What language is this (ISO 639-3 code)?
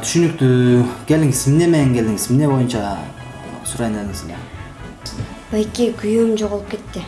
kor